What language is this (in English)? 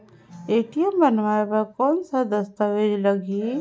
Chhattisgarhi